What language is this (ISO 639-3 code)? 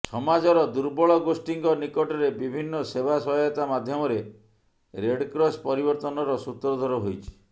ori